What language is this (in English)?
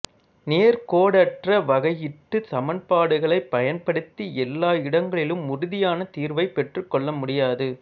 Tamil